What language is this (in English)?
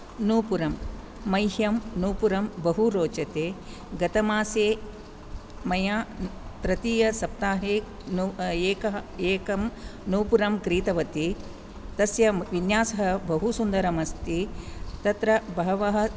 Sanskrit